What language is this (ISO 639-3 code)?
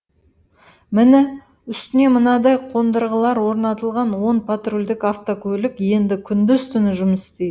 kaz